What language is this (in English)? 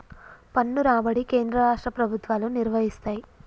Telugu